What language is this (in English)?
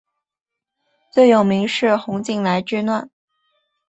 Chinese